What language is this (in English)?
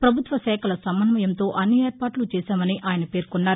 Telugu